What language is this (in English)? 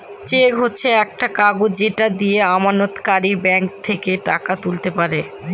Bangla